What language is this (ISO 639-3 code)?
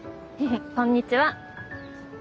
jpn